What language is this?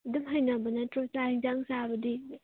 Manipuri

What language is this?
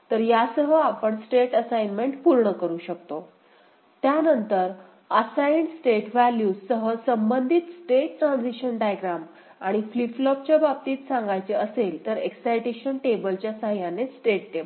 Marathi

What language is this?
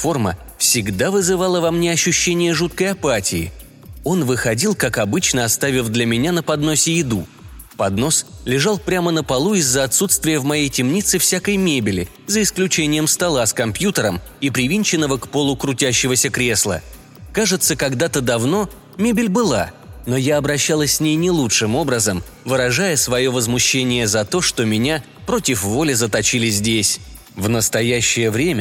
Russian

